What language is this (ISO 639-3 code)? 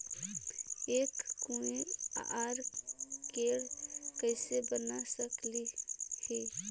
mag